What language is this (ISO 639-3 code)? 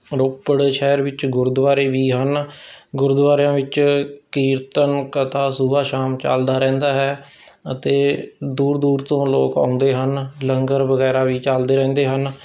pan